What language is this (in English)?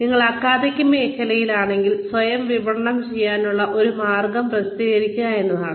Malayalam